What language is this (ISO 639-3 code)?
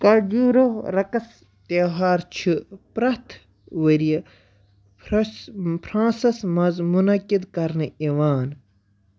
kas